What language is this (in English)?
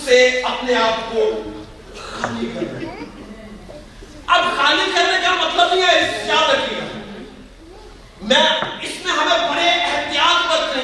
Urdu